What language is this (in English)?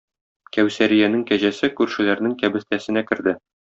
Tatar